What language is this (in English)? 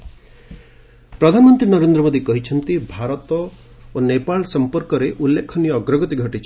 Odia